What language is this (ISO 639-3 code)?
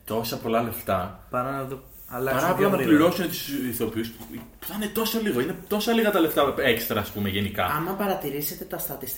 ell